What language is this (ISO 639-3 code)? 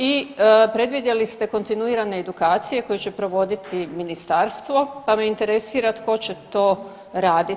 hrv